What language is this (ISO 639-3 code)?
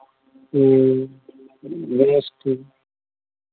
sat